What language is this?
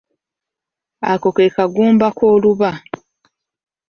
Ganda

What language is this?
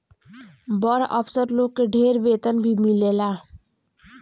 Bhojpuri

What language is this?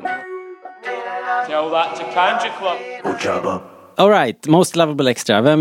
Swedish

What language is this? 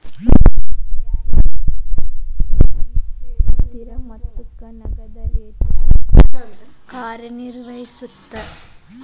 Kannada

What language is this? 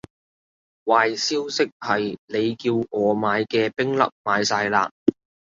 Cantonese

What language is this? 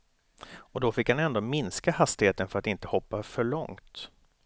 Swedish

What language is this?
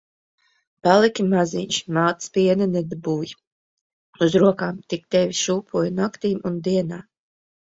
Latvian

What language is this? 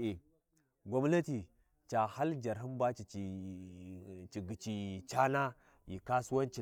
Warji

